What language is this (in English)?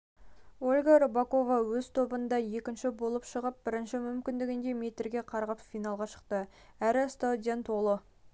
Kazakh